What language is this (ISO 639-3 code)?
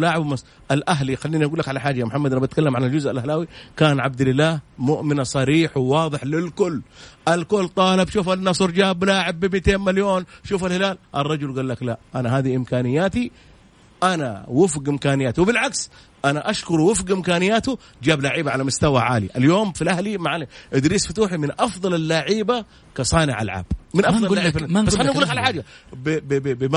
ara